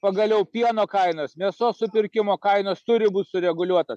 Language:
Lithuanian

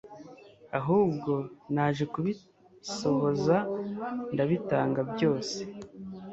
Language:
Kinyarwanda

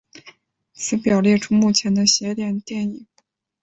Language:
Chinese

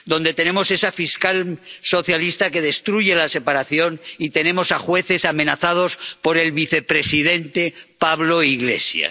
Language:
Spanish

